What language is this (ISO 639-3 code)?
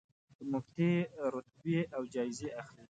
pus